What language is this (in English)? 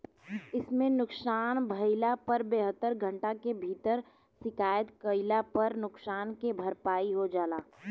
Bhojpuri